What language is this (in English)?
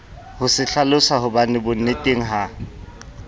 Southern Sotho